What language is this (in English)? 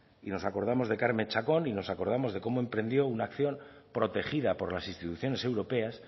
Spanish